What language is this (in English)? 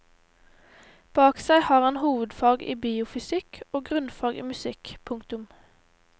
Norwegian